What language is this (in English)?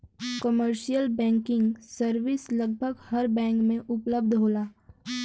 Bhojpuri